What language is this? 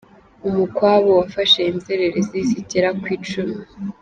Kinyarwanda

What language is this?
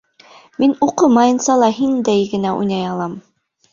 Bashkir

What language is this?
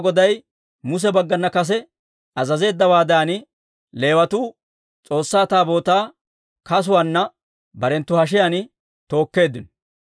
Dawro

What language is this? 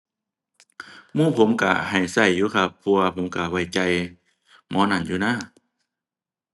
Thai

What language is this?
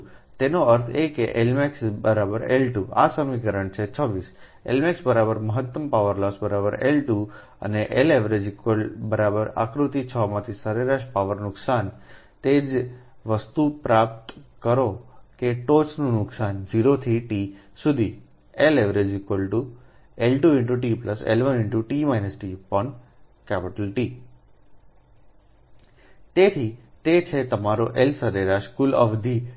Gujarati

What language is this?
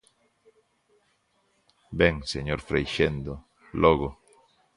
Galician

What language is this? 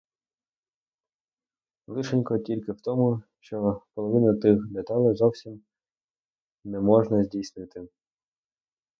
Ukrainian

